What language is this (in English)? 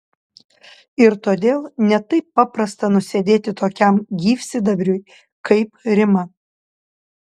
Lithuanian